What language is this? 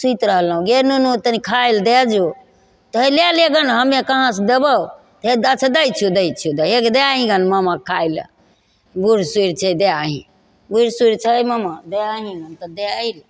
Maithili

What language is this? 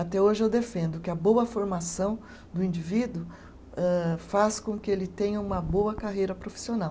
Portuguese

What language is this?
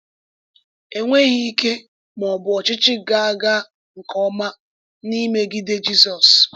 Igbo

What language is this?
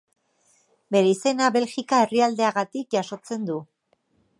Basque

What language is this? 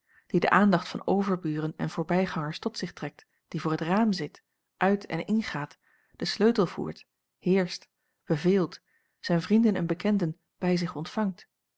Dutch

